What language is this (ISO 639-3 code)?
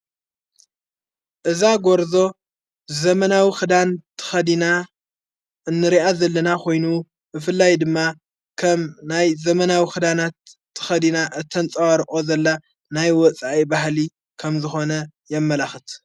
tir